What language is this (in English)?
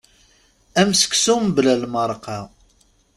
Kabyle